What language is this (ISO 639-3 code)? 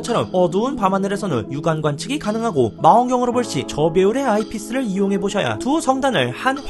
kor